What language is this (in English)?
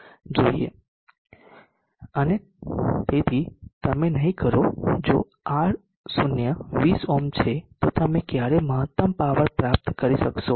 Gujarati